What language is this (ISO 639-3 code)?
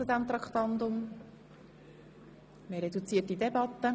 gsw